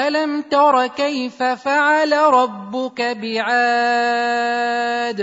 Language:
Arabic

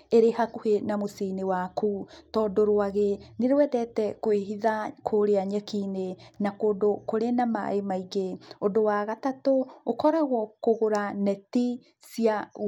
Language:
Kikuyu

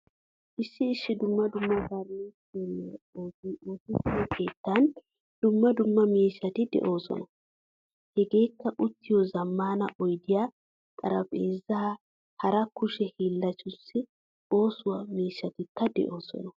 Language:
Wolaytta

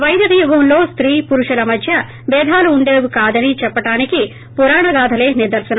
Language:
Telugu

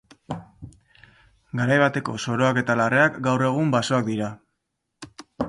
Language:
Basque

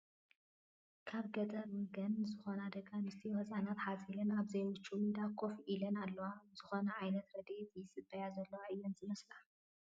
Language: Tigrinya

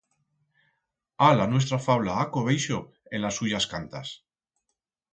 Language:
Aragonese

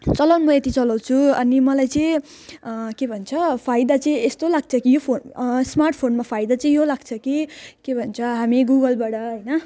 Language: Nepali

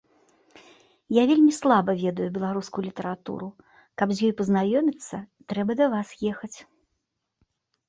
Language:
Belarusian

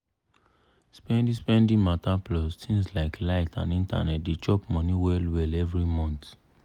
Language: Nigerian Pidgin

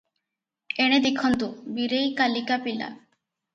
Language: Odia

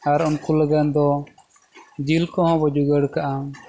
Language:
Santali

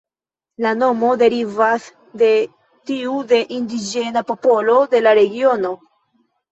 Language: Esperanto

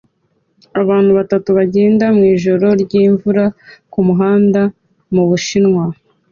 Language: Kinyarwanda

